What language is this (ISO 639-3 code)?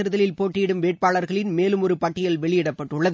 tam